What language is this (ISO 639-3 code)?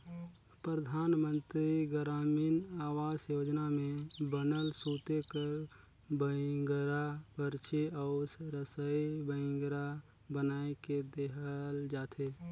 hne